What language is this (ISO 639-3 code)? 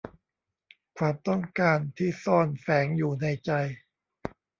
tha